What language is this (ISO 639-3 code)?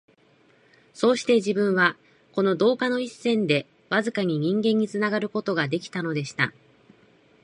jpn